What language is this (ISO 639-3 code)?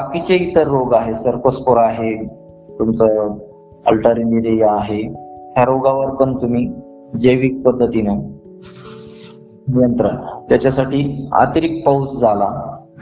hin